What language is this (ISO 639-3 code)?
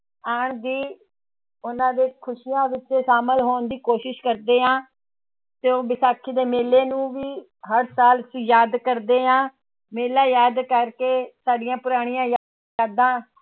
pan